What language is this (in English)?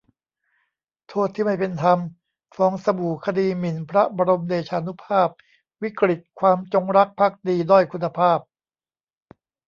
Thai